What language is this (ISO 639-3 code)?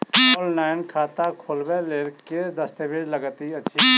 mai